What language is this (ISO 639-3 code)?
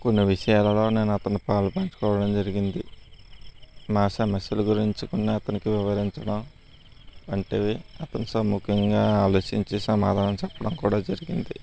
tel